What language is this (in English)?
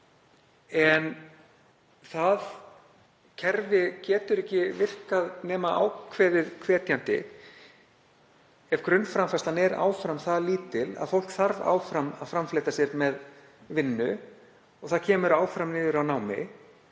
Icelandic